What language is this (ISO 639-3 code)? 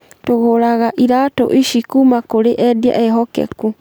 kik